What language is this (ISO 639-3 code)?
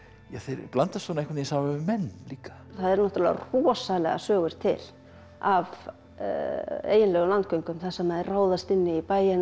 isl